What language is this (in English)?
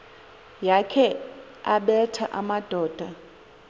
Xhosa